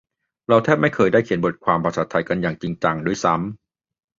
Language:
Thai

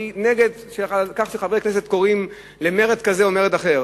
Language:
Hebrew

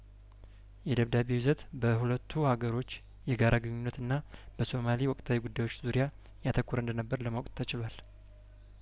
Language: Amharic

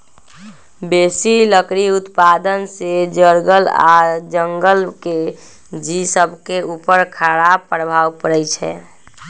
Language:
Magahi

